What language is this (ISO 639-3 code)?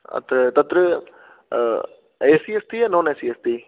san